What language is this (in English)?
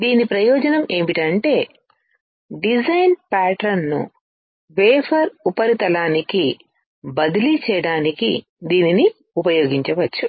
Telugu